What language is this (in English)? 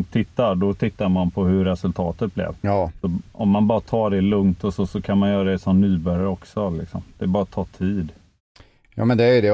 Swedish